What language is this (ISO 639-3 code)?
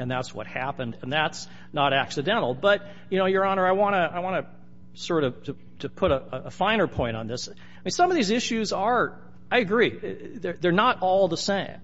eng